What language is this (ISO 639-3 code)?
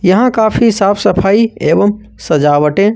hin